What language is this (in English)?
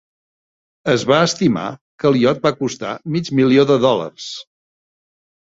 Catalan